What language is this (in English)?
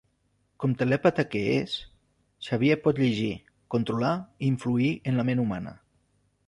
Catalan